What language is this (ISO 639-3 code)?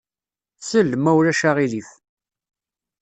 kab